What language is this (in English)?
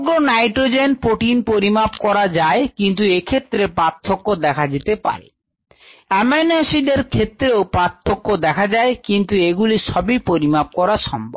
Bangla